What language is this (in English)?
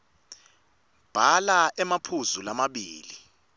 Swati